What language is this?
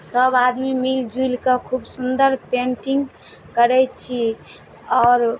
Maithili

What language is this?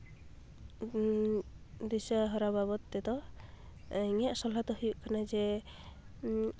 Santali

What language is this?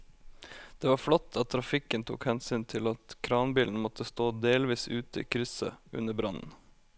Norwegian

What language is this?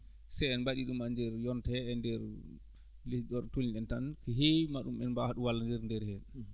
Fula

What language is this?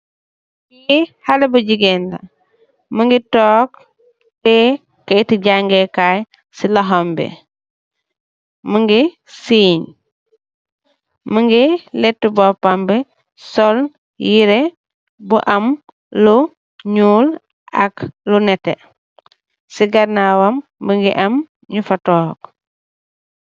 Wolof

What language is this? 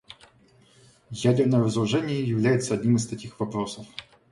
Russian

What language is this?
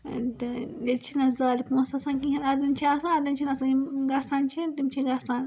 Kashmiri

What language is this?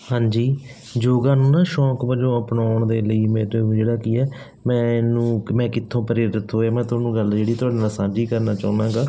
Punjabi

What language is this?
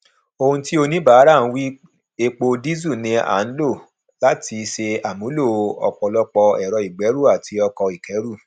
Yoruba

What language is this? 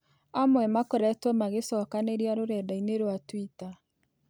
Kikuyu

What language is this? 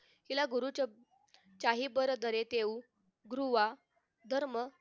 Marathi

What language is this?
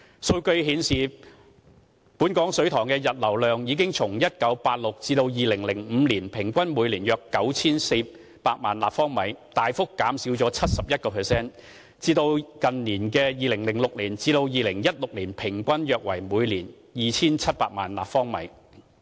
Cantonese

